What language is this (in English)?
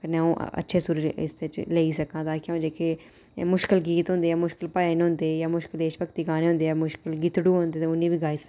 Dogri